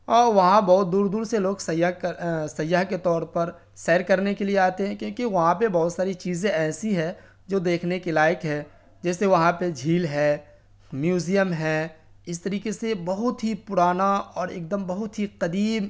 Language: Urdu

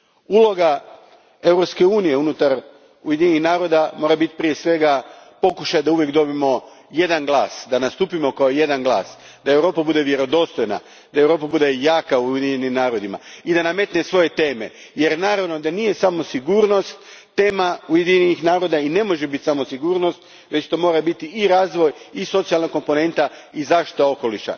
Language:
Croatian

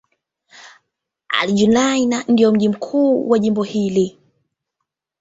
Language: Swahili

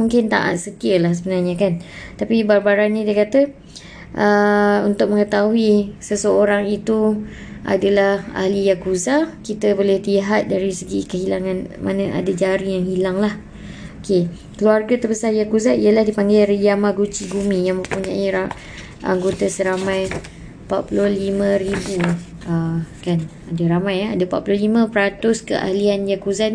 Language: Malay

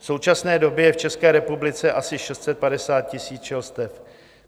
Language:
Czech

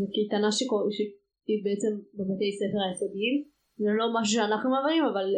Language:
Hebrew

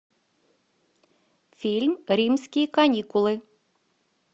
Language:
Russian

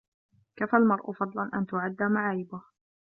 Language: Arabic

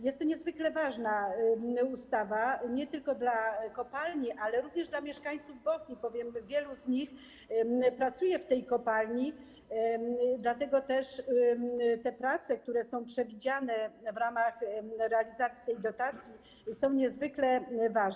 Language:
Polish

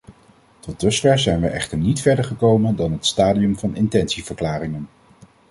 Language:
Dutch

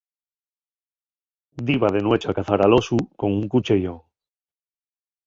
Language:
Asturian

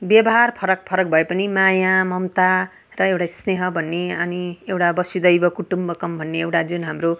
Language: Nepali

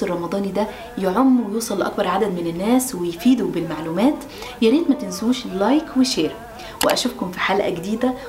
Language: Arabic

